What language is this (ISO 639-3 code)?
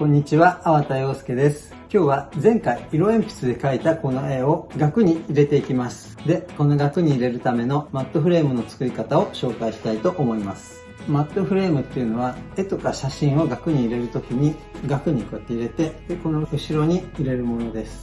jpn